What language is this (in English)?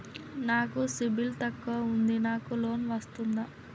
Telugu